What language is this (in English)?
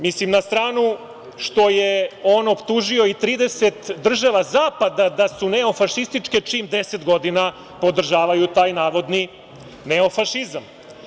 Serbian